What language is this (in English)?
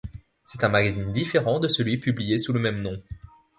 French